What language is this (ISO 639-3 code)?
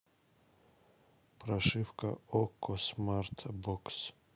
rus